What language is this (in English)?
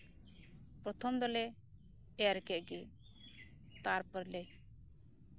Santali